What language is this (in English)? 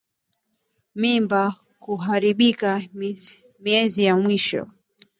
Swahili